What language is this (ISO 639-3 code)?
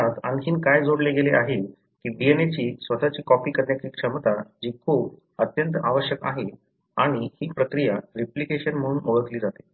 mar